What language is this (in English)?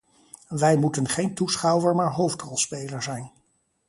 Dutch